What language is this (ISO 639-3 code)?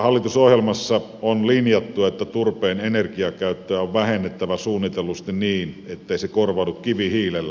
fin